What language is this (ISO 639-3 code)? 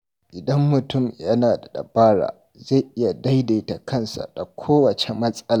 hau